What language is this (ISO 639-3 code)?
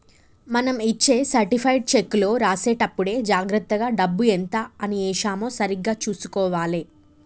tel